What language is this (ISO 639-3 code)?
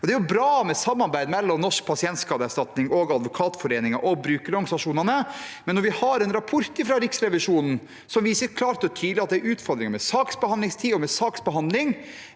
nor